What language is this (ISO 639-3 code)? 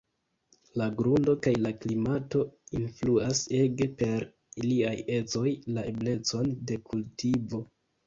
epo